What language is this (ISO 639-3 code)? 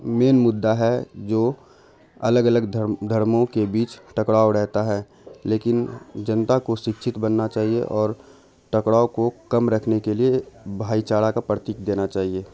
urd